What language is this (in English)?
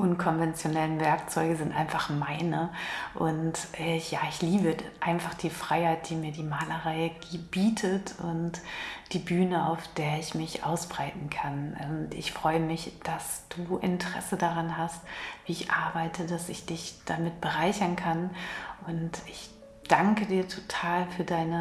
German